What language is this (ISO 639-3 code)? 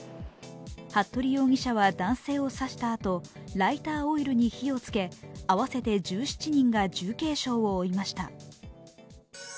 jpn